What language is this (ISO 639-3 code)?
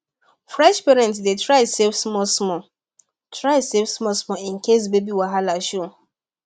pcm